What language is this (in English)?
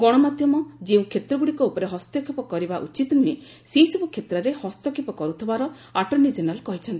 Odia